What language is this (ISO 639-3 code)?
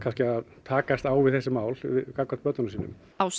isl